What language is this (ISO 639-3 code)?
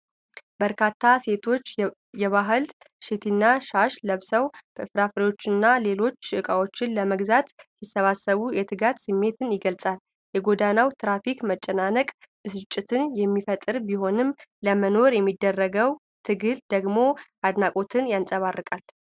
amh